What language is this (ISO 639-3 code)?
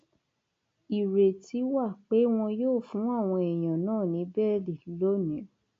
yor